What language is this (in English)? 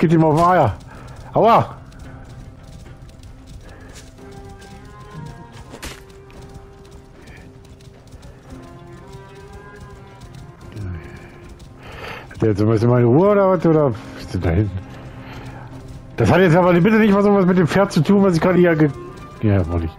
German